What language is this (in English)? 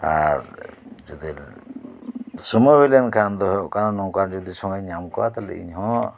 Santali